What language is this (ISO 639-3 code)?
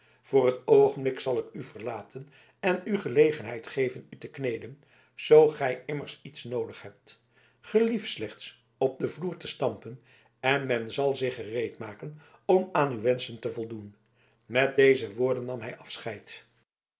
nld